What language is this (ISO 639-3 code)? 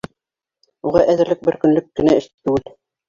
bak